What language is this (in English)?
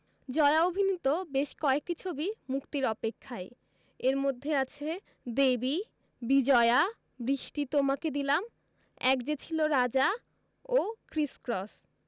Bangla